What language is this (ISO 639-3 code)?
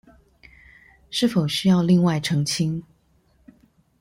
zho